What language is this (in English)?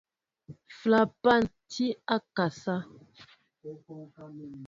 Mbo (Cameroon)